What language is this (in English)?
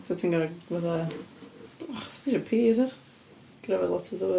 Welsh